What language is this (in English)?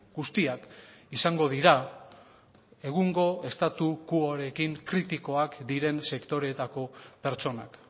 Basque